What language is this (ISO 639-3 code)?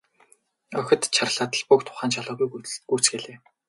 mon